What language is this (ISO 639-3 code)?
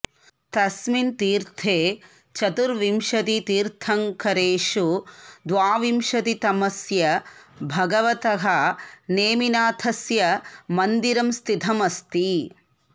san